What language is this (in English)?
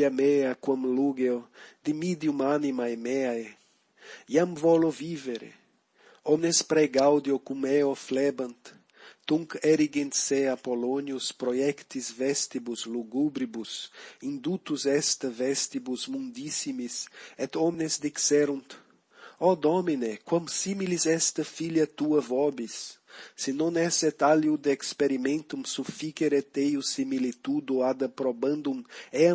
Latin